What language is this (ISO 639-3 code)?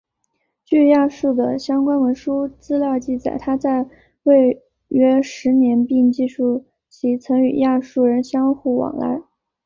zho